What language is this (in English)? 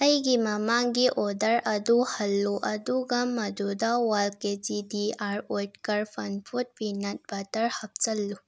Manipuri